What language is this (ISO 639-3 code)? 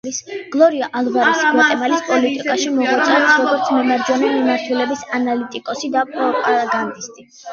kat